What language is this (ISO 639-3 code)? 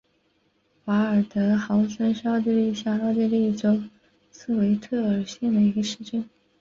zho